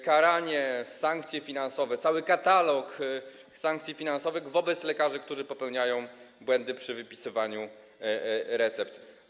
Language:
Polish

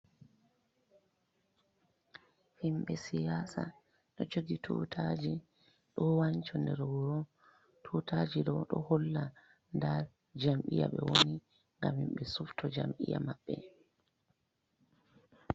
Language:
Fula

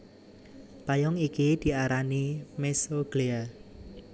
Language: Javanese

